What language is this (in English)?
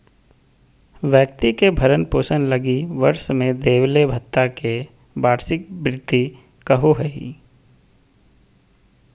Magahi